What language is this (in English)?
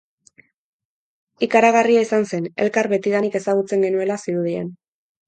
Basque